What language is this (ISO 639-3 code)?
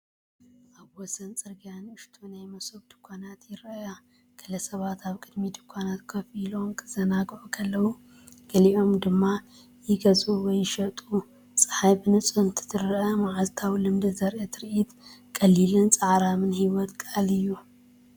tir